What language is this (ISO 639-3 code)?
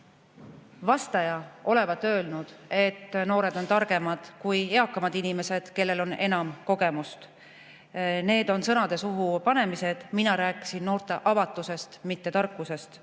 est